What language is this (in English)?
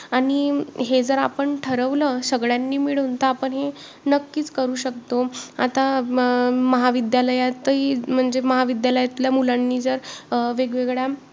Marathi